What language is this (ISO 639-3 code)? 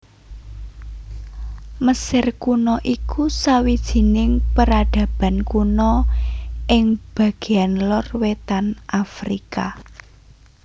jav